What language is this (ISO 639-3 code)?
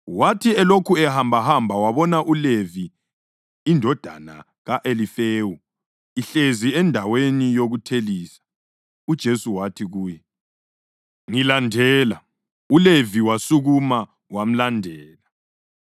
nde